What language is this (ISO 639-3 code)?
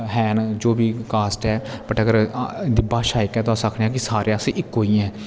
doi